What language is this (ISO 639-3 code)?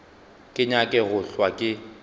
nso